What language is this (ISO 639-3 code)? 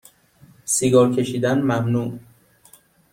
fas